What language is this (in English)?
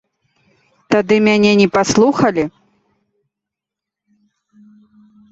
Belarusian